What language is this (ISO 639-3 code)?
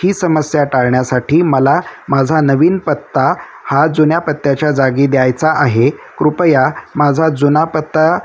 mar